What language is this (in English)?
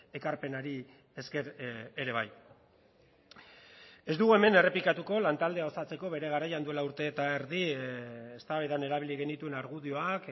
Basque